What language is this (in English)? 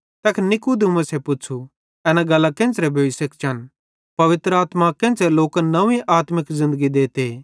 Bhadrawahi